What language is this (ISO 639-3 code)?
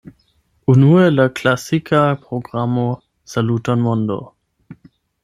epo